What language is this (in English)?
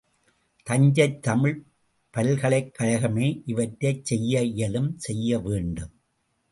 Tamil